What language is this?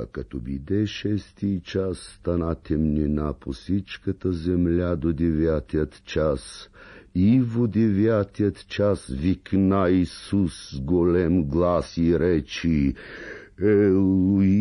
Bulgarian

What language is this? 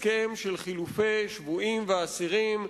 Hebrew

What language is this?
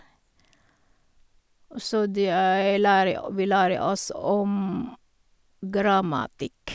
Norwegian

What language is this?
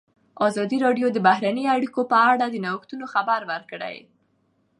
Pashto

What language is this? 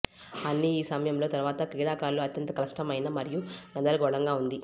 Telugu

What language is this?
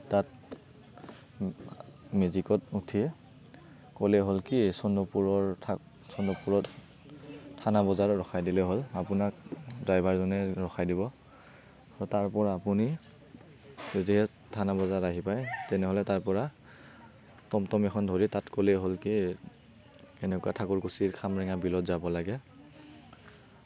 Assamese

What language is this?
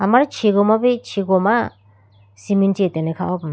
Idu-Mishmi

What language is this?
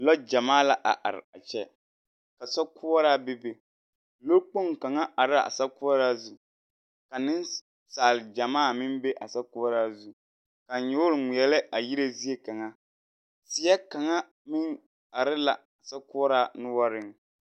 Southern Dagaare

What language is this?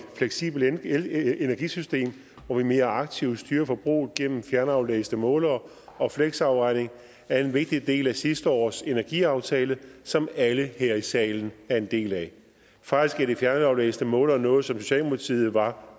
Danish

